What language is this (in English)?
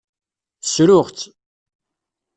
Kabyle